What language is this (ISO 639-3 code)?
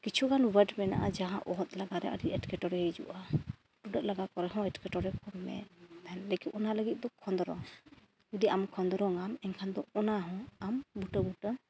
sat